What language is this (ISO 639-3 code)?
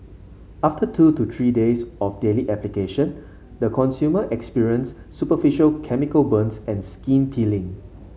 eng